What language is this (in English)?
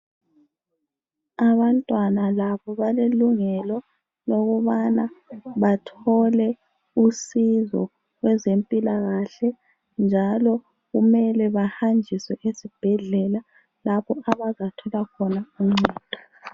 North Ndebele